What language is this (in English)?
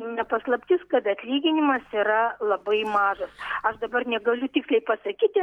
Lithuanian